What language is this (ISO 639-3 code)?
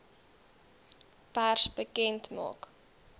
afr